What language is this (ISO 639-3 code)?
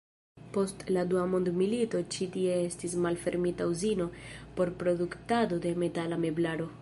epo